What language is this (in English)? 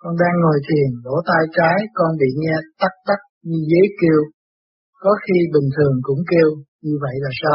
Vietnamese